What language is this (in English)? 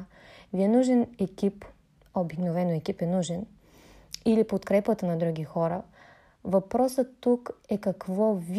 Bulgarian